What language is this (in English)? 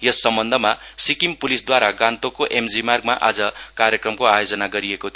Nepali